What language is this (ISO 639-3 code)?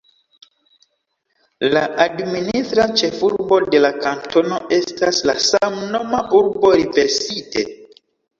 epo